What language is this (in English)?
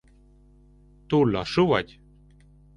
Hungarian